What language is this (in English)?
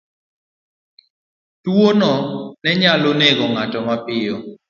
Luo (Kenya and Tanzania)